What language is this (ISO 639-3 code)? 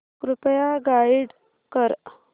mar